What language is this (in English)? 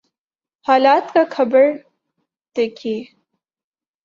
Urdu